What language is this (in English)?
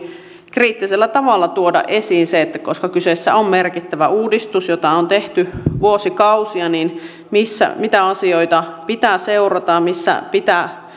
Finnish